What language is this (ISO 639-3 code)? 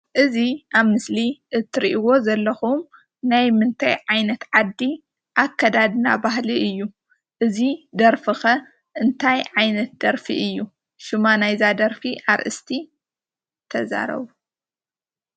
tir